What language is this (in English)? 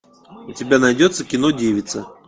Russian